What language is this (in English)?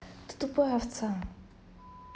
Russian